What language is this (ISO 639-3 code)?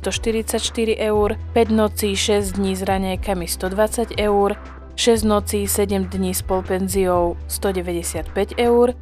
slk